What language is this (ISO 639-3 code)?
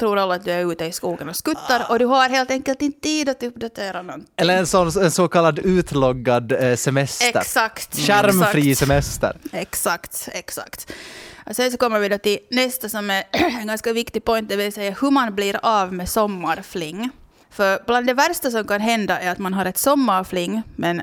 swe